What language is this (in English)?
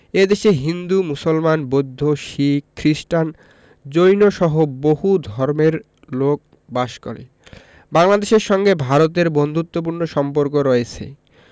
Bangla